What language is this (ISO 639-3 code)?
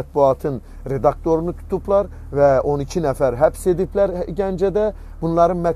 tur